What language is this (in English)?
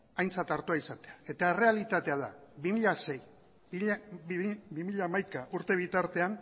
Basque